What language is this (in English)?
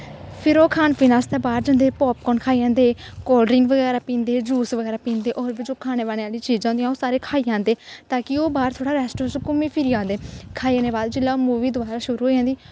Dogri